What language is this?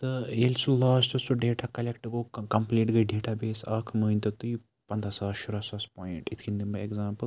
Kashmiri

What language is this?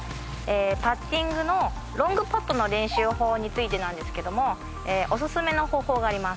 Japanese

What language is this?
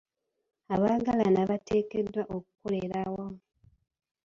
Ganda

